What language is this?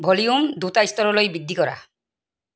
Assamese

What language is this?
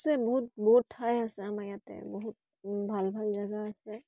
Assamese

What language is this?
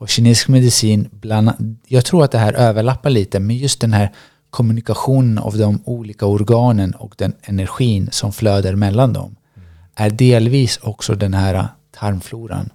Swedish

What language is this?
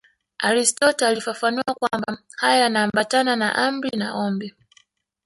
Swahili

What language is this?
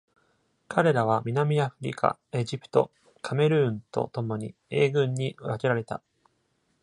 Japanese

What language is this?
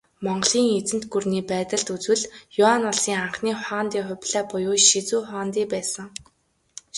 Mongolian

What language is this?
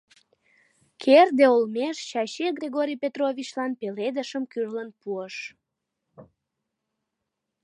Mari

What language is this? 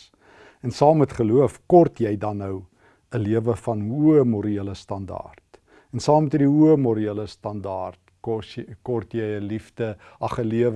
Dutch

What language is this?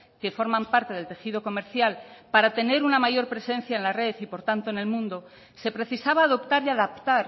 Spanish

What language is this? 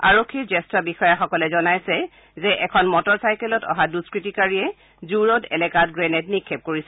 Assamese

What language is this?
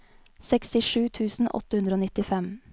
Norwegian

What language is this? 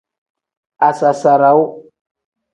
Tem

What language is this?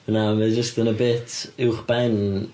Welsh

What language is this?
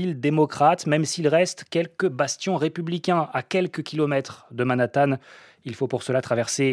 French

